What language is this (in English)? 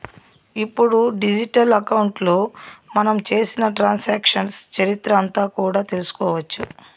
Telugu